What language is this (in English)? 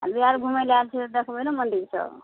Maithili